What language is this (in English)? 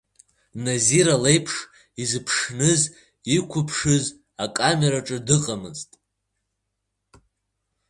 Abkhazian